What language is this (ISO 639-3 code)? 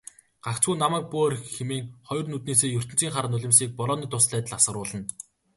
mon